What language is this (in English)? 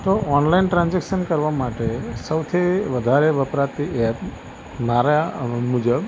Gujarati